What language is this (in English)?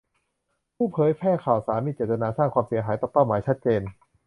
Thai